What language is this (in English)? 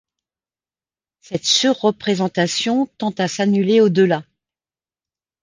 French